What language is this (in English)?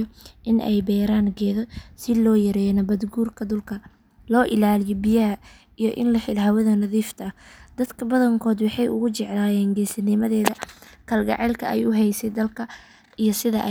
Somali